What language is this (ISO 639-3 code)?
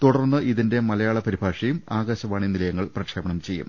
mal